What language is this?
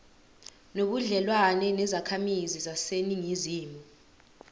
Zulu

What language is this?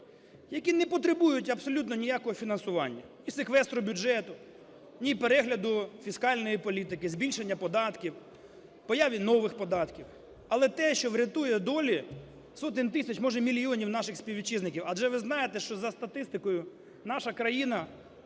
Ukrainian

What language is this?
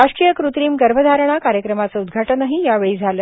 Marathi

